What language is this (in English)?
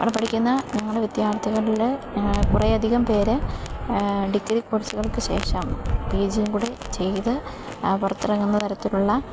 Malayalam